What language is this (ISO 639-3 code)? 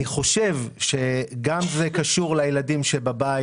heb